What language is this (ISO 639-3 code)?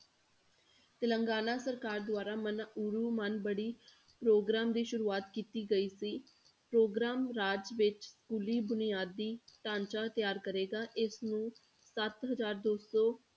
pan